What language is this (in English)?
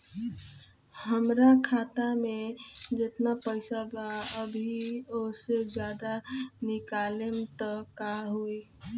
Bhojpuri